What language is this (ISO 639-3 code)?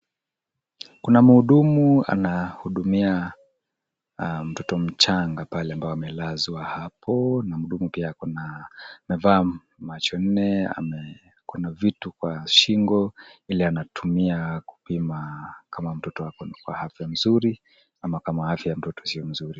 swa